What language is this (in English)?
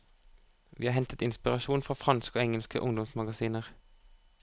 Norwegian